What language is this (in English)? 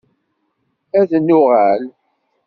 Kabyle